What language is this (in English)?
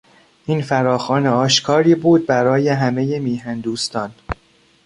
Persian